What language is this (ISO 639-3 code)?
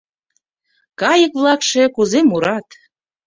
chm